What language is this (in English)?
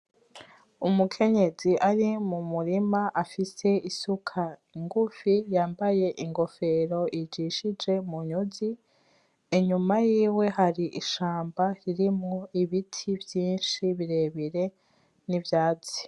Rundi